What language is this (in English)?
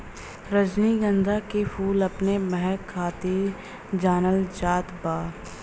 Bhojpuri